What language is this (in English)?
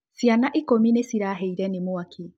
Kikuyu